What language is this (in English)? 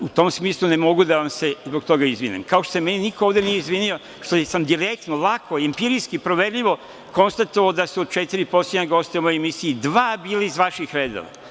Serbian